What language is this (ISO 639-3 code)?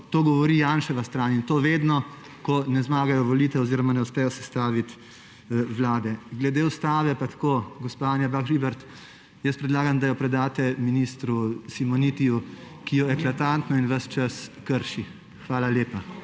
slv